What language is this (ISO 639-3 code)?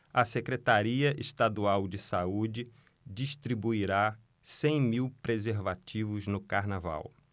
por